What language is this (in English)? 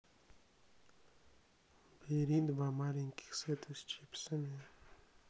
Russian